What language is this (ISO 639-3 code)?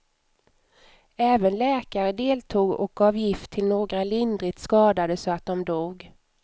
swe